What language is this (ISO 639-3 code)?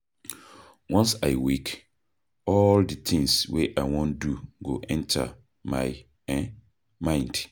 pcm